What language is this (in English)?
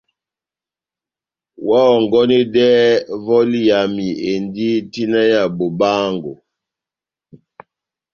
Batanga